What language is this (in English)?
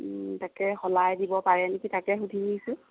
Assamese